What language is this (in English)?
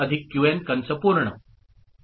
Marathi